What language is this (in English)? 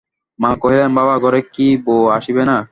Bangla